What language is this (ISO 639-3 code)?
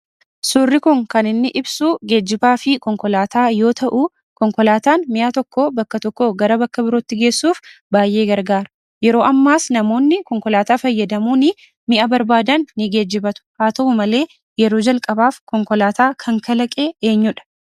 orm